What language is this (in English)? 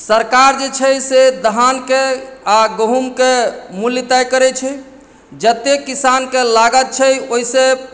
Maithili